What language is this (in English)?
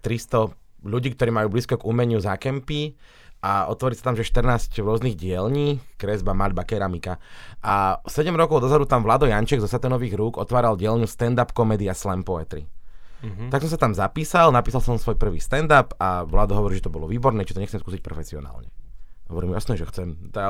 Slovak